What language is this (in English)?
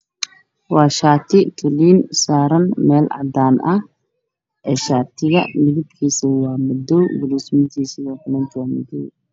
Somali